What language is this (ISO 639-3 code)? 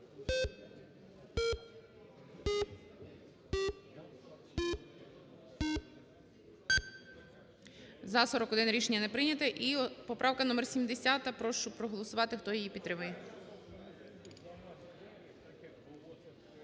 ukr